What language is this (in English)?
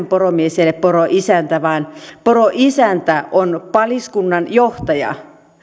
Finnish